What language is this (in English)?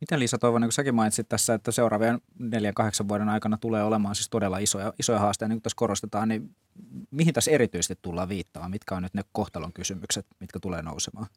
Finnish